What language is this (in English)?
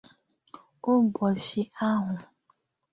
Igbo